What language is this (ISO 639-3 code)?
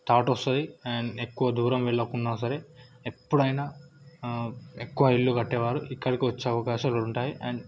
tel